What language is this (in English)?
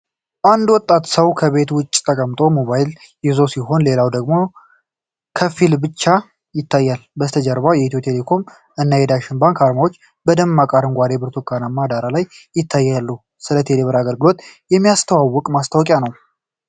Amharic